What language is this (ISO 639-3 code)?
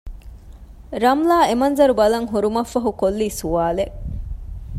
div